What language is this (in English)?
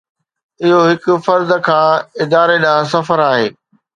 Sindhi